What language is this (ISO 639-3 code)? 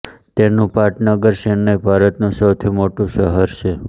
guj